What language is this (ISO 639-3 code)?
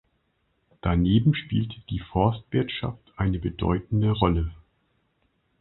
deu